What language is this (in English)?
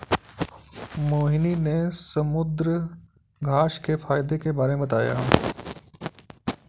Hindi